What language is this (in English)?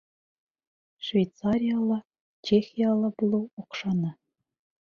Bashkir